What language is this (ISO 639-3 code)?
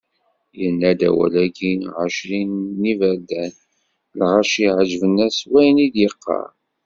kab